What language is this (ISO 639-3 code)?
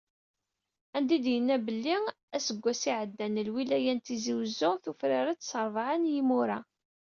kab